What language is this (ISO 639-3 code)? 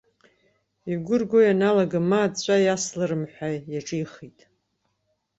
abk